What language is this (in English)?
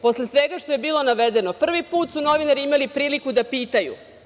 Serbian